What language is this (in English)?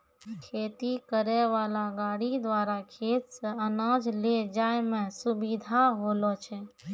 Maithili